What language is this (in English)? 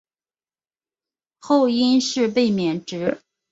Chinese